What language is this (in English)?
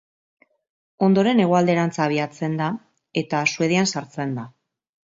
Basque